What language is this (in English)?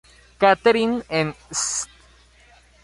Spanish